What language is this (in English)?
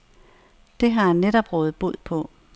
Danish